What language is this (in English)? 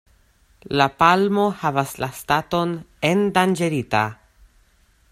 Esperanto